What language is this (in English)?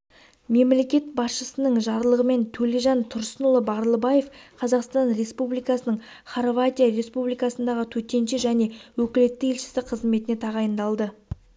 Kazakh